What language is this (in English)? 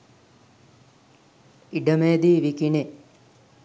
Sinhala